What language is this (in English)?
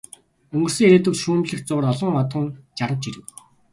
Mongolian